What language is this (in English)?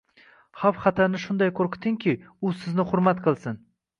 Uzbek